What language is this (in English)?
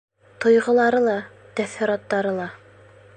Bashkir